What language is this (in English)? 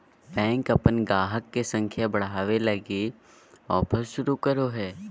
Magahi